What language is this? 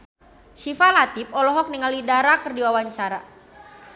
Sundanese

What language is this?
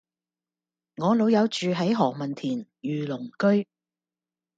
Cantonese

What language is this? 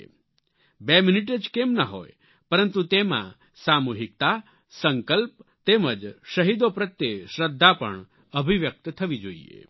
Gujarati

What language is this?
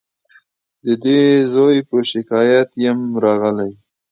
Pashto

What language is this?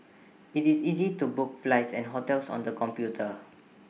English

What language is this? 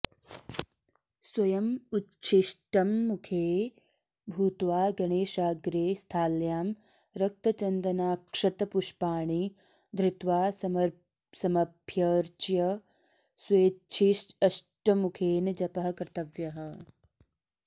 Sanskrit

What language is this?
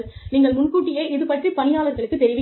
Tamil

